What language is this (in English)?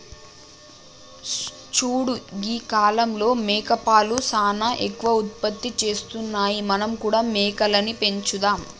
Telugu